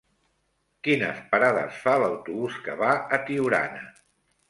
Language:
Catalan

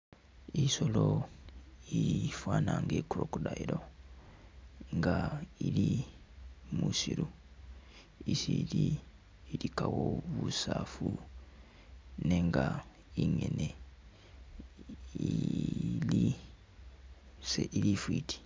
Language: Masaaba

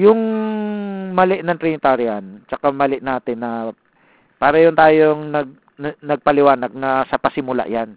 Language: Filipino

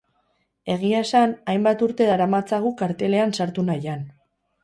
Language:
Basque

